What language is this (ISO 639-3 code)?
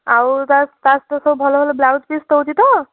ori